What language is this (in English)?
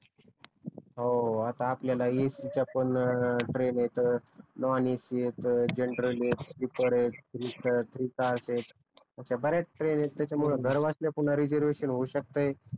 Marathi